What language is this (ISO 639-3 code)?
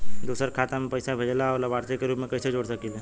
bho